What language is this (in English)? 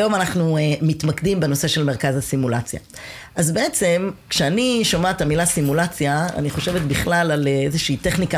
Hebrew